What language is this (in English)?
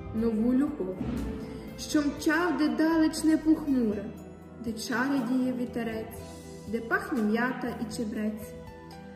Ukrainian